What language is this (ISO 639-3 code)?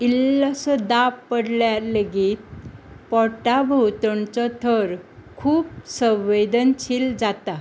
kok